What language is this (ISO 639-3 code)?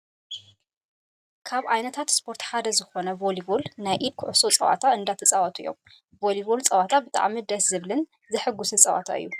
tir